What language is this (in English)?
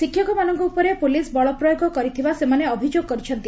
Odia